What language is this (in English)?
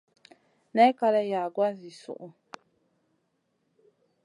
Masana